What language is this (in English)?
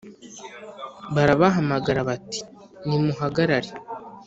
Kinyarwanda